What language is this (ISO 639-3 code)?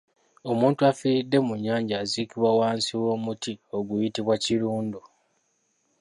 lug